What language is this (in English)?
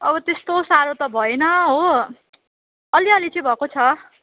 Nepali